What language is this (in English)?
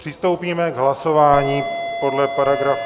Czech